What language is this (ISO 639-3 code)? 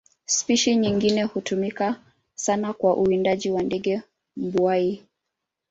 swa